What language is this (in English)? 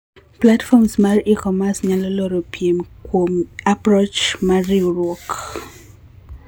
Luo (Kenya and Tanzania)